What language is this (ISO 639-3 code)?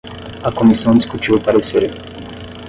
por